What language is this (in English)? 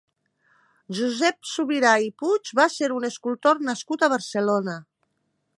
Catalan